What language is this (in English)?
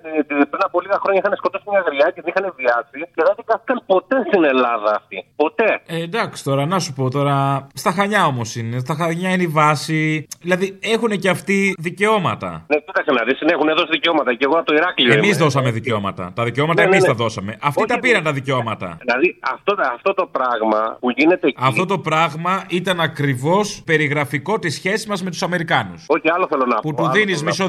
Greek